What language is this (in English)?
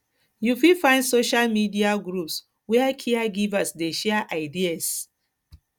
Nigerian Pidgin